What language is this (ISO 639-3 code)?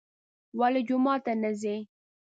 pus